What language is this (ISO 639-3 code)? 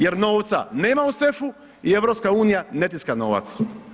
hrv